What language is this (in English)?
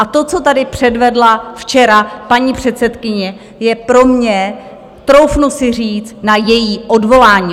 Czech